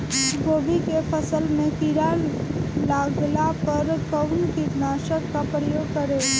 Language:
Bhojpuri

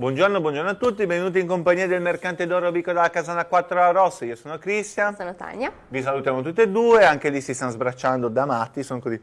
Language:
Italian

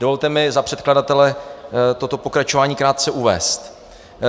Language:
Czech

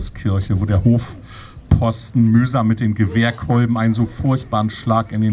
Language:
German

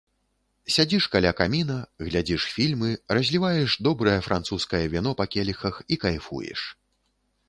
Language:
Belarusian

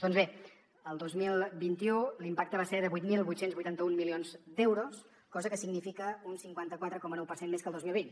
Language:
Catalan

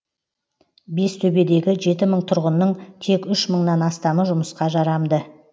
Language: Kazakh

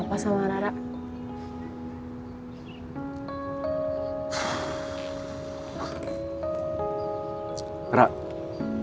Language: Indonesian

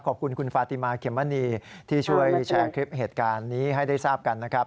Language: Thai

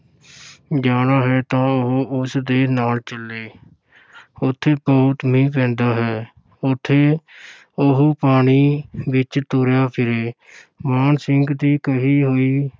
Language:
Punjabi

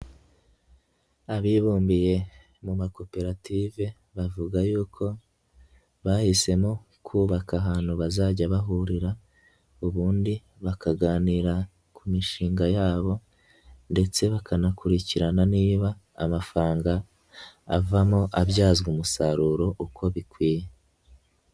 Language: Kinyarwanda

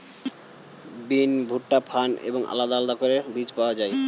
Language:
Bangla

